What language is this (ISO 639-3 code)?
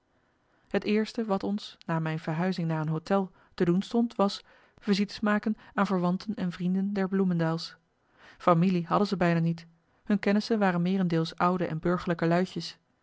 nld